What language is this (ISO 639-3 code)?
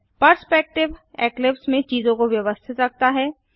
hin